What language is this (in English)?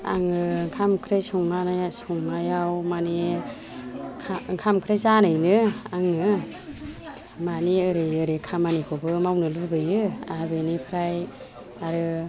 Bodo